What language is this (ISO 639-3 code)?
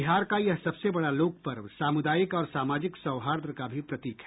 hin